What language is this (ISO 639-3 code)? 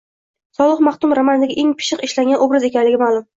uzb